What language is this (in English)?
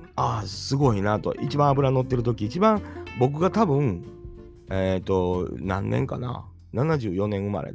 Japanese